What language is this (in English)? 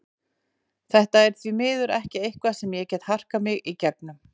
Icelandic